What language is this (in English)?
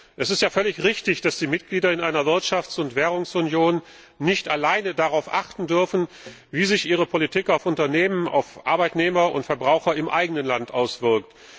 German